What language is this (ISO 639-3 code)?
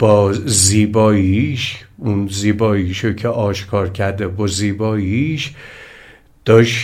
fas